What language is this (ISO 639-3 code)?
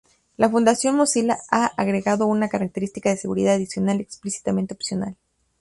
spa